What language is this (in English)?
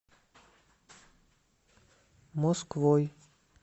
Russian